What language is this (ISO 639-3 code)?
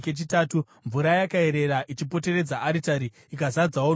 sna